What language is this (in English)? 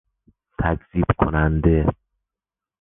Persian